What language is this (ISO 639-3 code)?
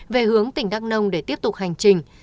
vie